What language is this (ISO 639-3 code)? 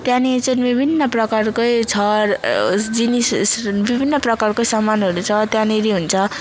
nep